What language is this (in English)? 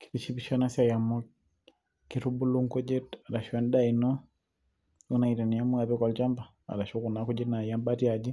Masai